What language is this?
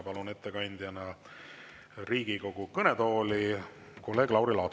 Estonian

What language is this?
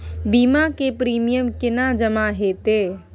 Maithili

